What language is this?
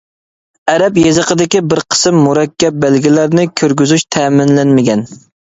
Uyghur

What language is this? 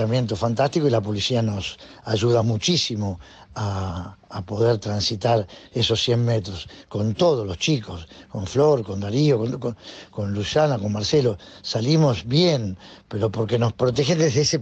Spanish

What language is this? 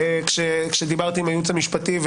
Hebrew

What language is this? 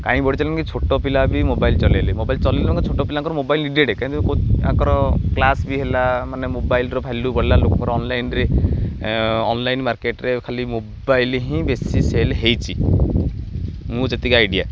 Odia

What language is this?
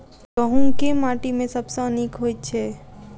Maithili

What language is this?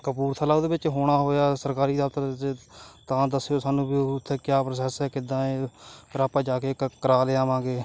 Punjabi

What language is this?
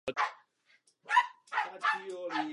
Czech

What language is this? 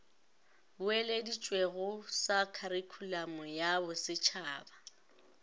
Northern Sotho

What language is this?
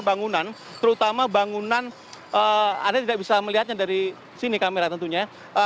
Indonesian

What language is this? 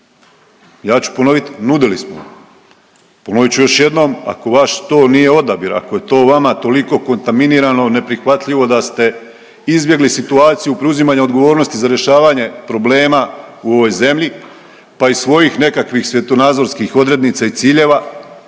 Croatian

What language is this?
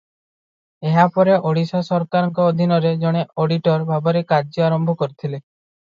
Odia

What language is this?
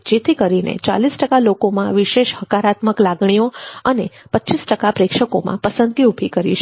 Gujarati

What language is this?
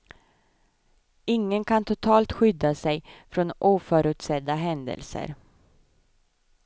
Swedish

